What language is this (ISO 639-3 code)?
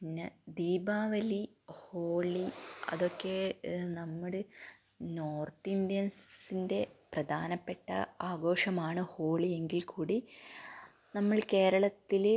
mal